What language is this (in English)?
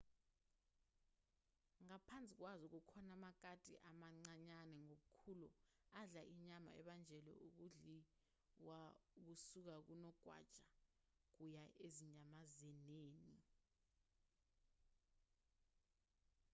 Zulu